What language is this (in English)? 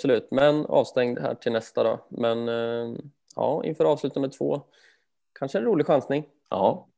Swedish